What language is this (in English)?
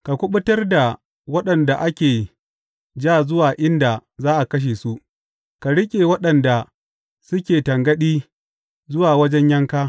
Hausa